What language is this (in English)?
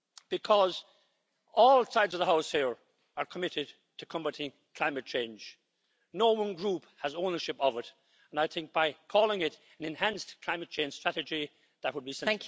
English